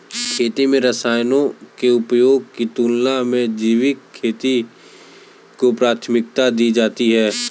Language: Hindi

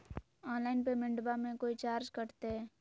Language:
Magahi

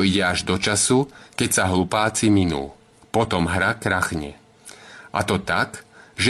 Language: Czech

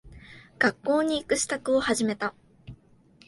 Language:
Japanese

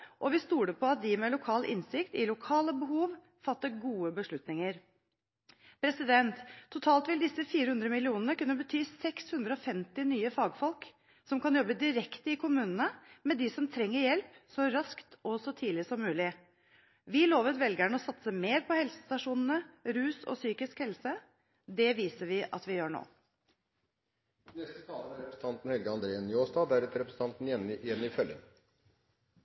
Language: Norwegian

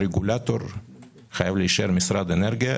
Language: Hebrew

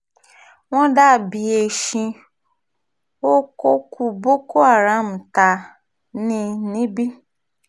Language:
Yoruba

